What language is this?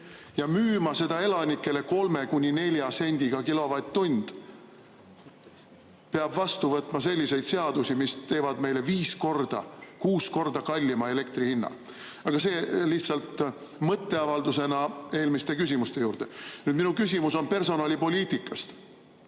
Estonian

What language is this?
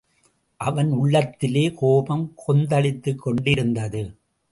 Tamil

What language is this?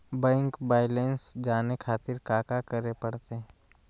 Magahi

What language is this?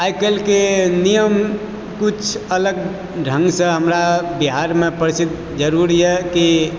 Maithili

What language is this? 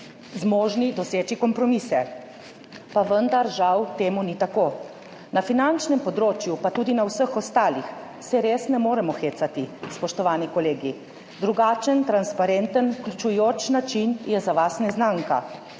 Slovenian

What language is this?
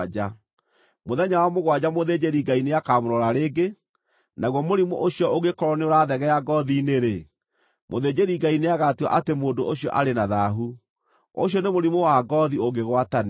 Kikuyu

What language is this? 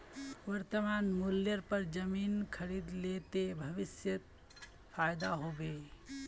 Magahi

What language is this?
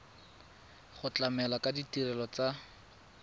Tswana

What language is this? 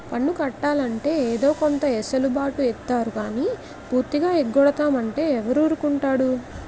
Telugu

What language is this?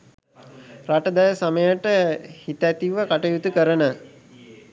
Sinhala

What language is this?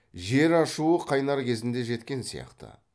Kazakh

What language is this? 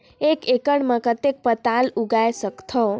Chhattisgarhi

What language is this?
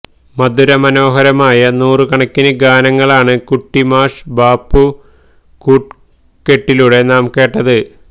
Malayalam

